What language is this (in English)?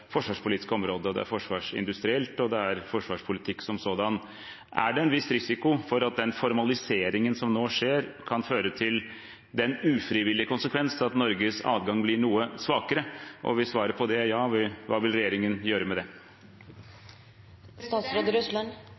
Norwegian Bokmål